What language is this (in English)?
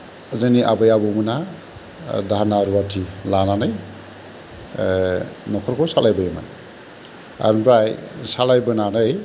Bodo